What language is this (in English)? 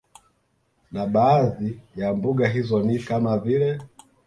Swahili